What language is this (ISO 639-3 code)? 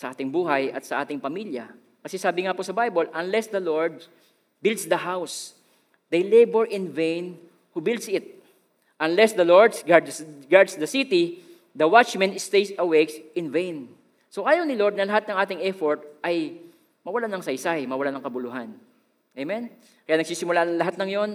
fil